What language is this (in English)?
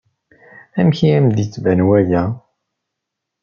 Kabyle